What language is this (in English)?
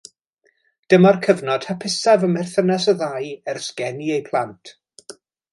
Welsh